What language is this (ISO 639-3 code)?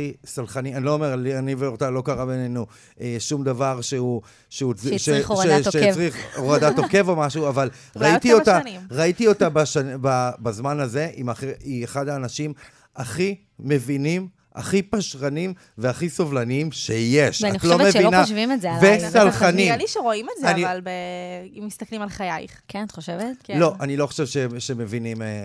heb